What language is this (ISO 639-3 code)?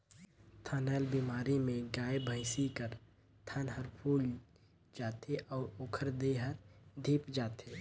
hne